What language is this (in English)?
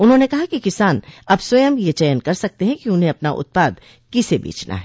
Hindi